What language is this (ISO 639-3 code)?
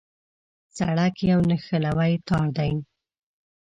pus